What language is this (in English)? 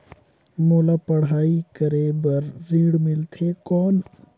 Chhattisgarhi